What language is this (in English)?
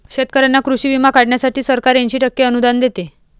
Marathi